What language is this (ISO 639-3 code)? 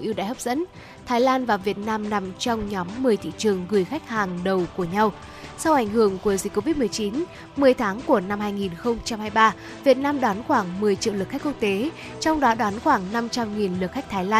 vie